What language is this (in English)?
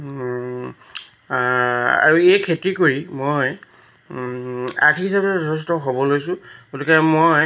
Assamese